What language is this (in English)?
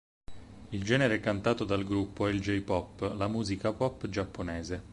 Italian